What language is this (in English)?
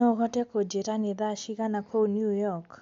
Kikuyu